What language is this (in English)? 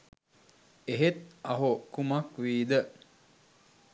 Sinhala